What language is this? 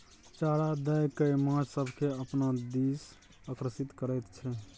Maithili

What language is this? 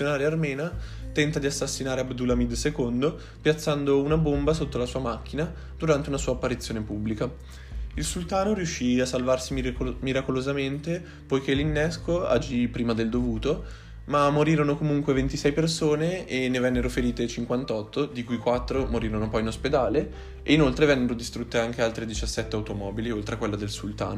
Italian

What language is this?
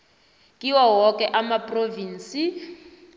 South Ndebele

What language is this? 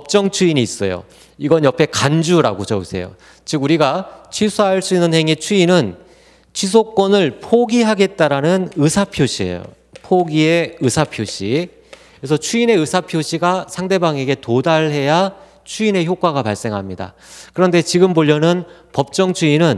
Korean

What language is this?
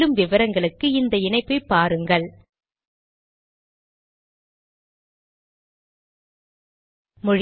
Tamil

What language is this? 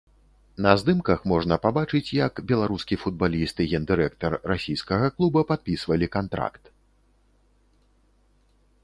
Belarusian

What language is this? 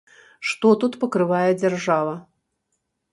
Belarusian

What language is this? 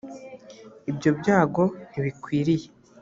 Kinyarwanda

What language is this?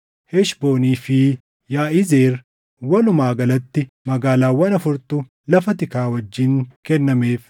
Oromo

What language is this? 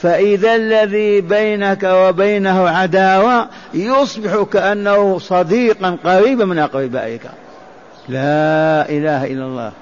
Arabic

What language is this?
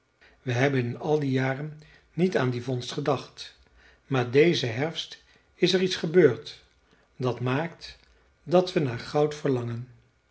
Dutch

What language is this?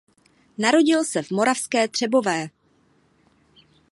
Czech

